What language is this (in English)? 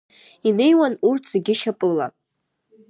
Abkhazian